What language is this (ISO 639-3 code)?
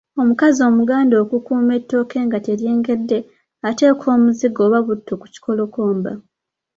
lug